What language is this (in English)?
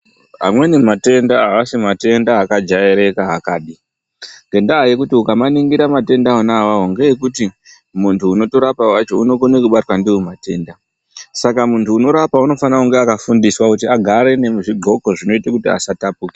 Ndau